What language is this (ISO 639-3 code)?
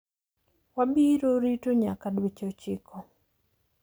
luo